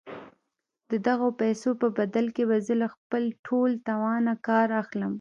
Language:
Pashto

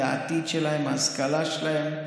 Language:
Hebrew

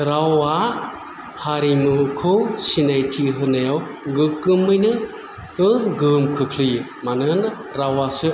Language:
Bodo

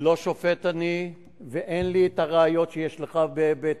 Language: Hebrew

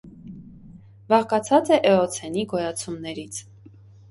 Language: Armenian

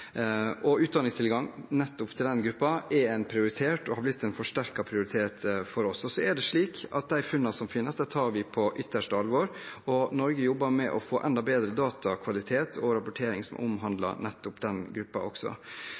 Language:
Norwegian Bokmål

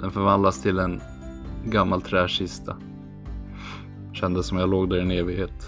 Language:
Swedish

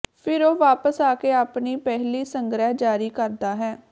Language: Punjabi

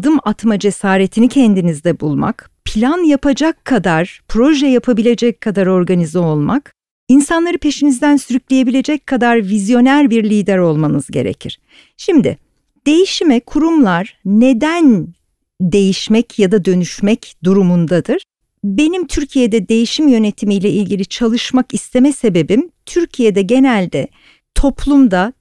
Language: Turkish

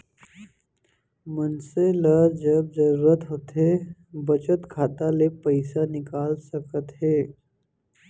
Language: Chhattisgarhi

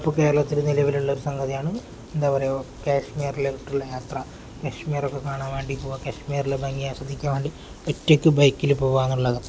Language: Malayalam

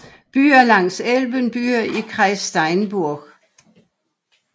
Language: Danish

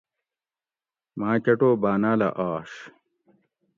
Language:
Gawri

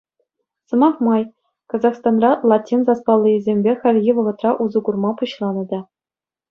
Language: Chuvash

